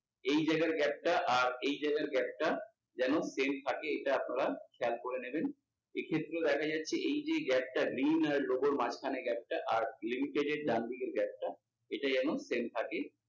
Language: Bangla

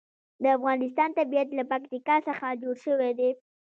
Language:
Pashto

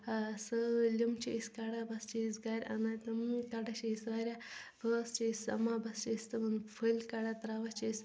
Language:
Kashmiri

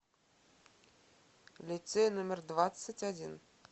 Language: Russian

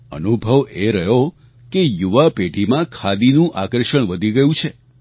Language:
Gujarati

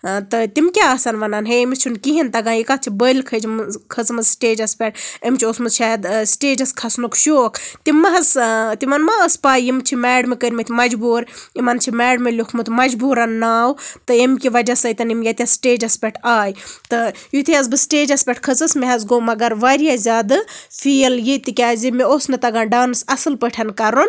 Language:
Kashmiri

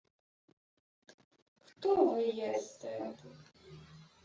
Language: Ukrainian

